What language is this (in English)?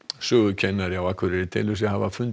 Icelandic